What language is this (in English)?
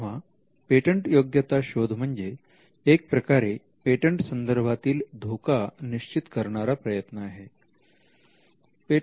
Marathi